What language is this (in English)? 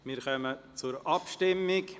Swiss German